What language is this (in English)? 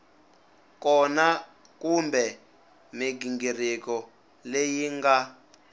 Tsonga